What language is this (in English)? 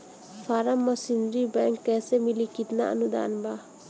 Bhojpuri